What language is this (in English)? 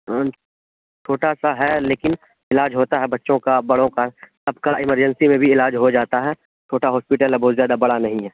Urdu